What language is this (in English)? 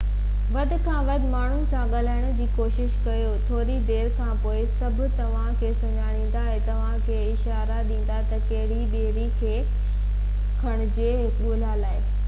Sindhi